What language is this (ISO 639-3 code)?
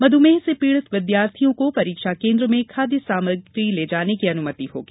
hin